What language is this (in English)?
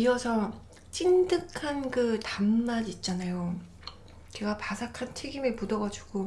Korean